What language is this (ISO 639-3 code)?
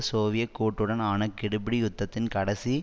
tam